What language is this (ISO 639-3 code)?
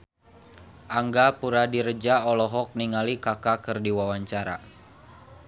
sun